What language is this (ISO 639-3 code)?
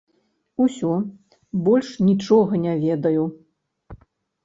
bel